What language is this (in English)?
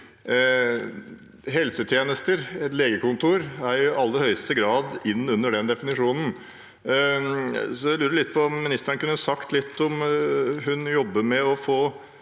Norwegian